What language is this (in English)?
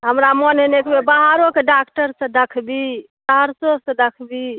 Maithili